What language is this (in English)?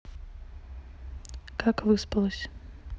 Russian